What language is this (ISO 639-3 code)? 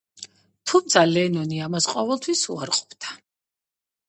kat